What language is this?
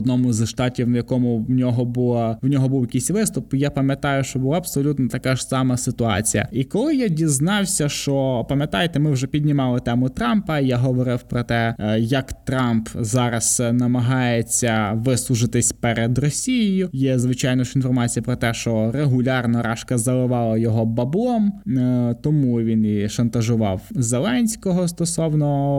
Ukrainian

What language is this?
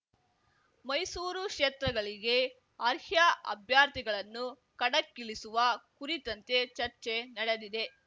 Kannada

